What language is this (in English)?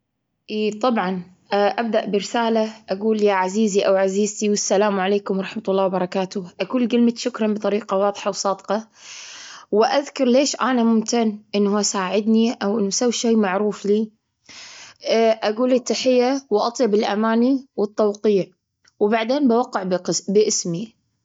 Gulf Arabic